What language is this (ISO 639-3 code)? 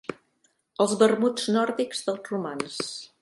cat